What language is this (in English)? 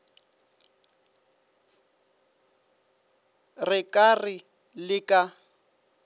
Northern Sotho